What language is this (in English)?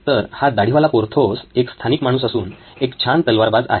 Marathi